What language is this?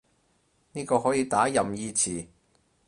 Cantonese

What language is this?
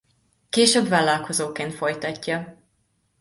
Hungarian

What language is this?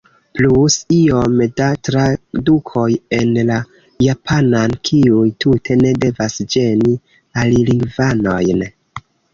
Esperanto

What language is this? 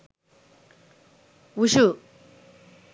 Sinhala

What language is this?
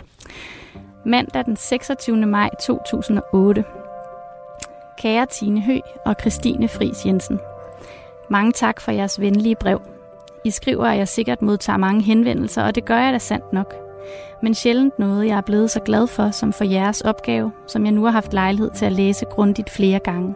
Danish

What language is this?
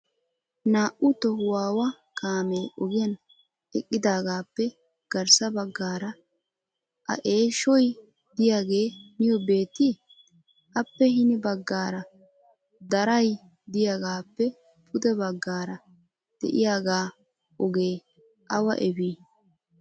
Wolaytta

